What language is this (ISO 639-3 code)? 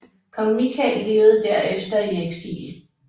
dan